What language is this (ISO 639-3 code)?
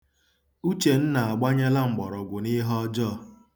ibo